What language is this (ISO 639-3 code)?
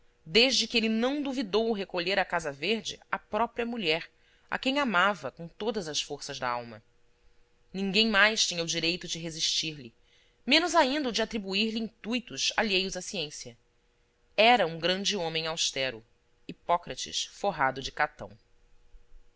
por